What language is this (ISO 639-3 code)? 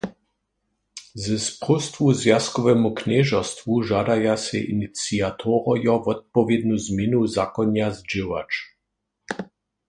hsb